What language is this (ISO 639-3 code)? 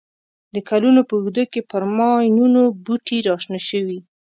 pus